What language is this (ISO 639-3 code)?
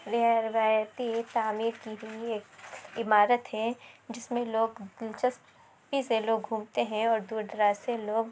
urd